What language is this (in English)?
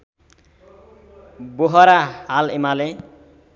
Nepali